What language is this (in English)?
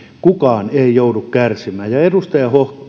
Finnish